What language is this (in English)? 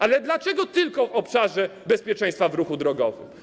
Polish